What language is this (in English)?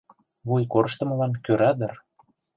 Mari